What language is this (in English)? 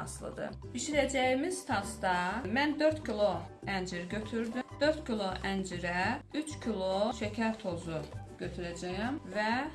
Turkish